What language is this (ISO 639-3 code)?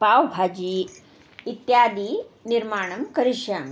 san